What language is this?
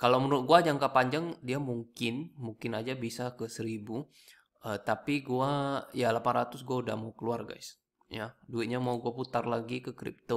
Indonesian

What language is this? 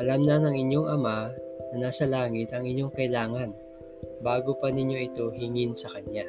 Filipino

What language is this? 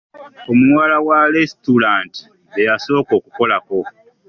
Ganda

